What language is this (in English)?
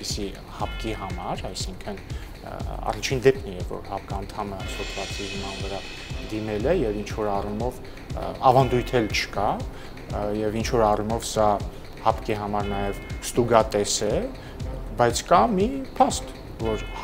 Romanian